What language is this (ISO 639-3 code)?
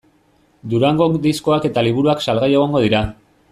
eus